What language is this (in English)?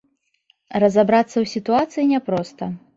Belarusian